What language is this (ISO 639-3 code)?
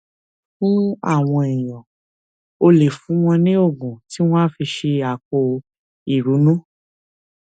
yor